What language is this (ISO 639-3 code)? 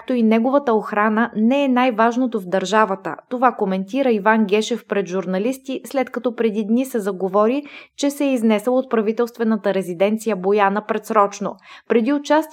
bul